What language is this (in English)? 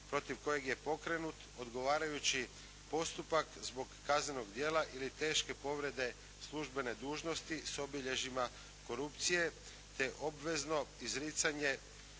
Croatian